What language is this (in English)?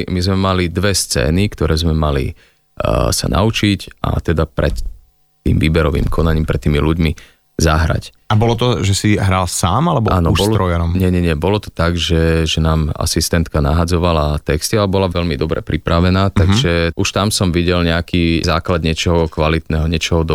Slovak